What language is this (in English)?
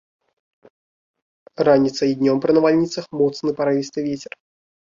Belarusian